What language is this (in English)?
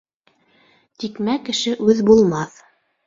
Bashkir